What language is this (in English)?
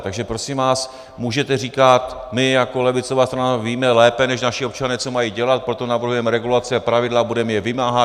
Czech